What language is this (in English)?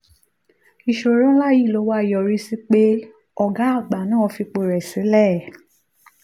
Yoruba